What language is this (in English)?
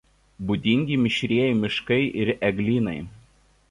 Lithuanian